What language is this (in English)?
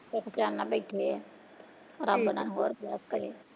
Punjabi